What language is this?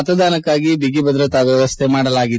Kannada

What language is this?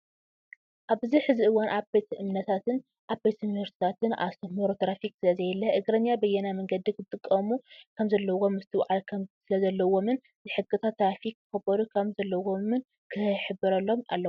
Tigrinya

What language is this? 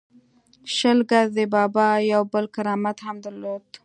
Pashto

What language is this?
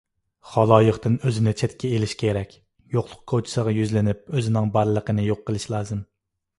Uyghur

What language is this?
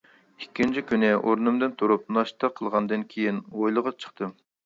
Uyghur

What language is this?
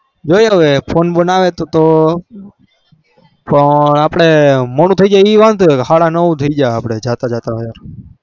Gujarati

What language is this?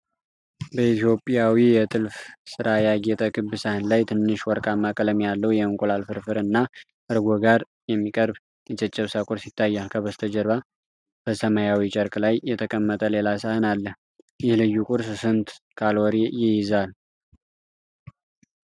Amharic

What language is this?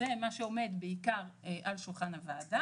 Hebrew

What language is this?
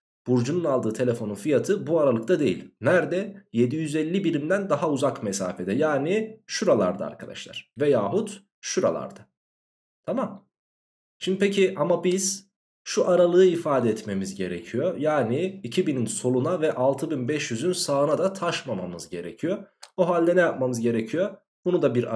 Turkish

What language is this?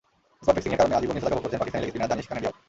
Bangla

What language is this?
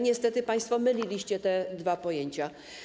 Polish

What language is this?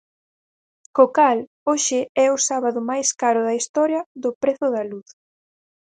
Galician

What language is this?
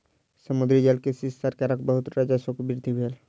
Maithili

